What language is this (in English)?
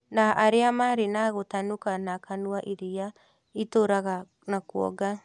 Kikuyu